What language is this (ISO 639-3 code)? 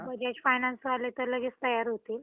mar